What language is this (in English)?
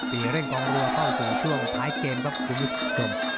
Thai